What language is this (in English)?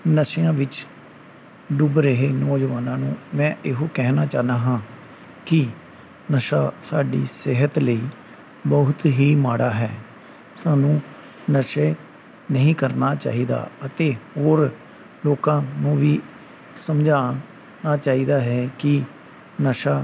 Punjabi